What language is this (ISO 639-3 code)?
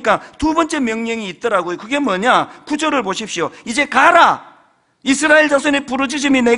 kor